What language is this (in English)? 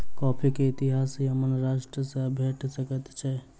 Maithili